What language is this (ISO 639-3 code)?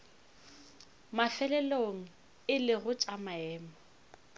nso